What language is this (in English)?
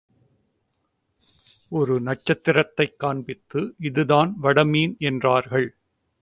Tamil